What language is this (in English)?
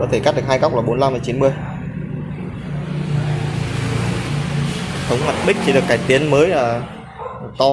Vietnamese